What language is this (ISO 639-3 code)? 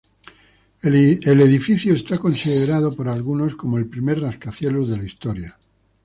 spa